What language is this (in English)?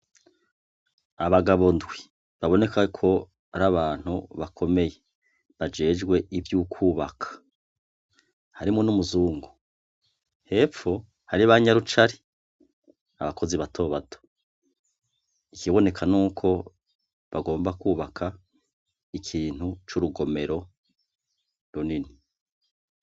Rundi